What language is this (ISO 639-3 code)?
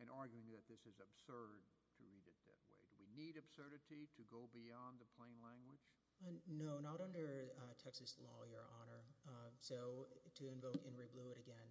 eng